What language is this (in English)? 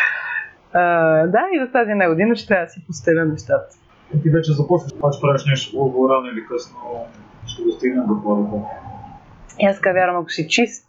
Bulgarian